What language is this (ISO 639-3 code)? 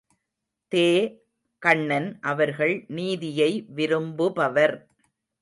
tam